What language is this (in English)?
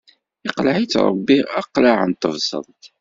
Kabyle